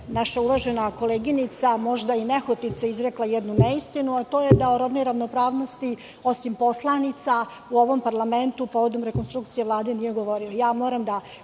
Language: Serbian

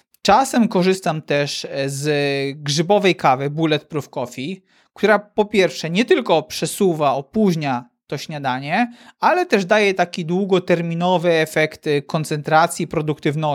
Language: Polish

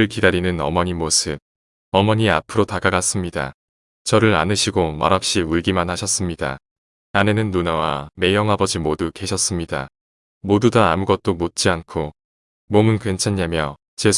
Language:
Korean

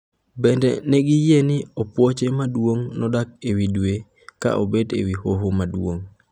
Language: Luo (Kenya and Tanzania)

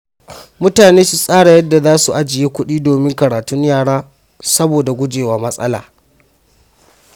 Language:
Hausa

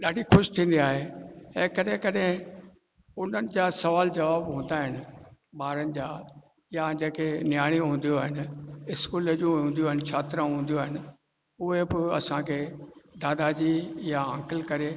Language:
Sindhi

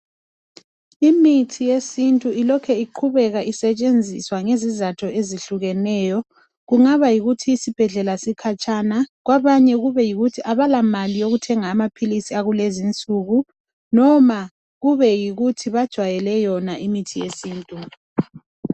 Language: North Ndebele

